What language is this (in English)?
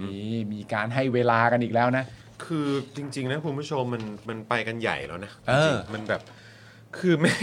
Thai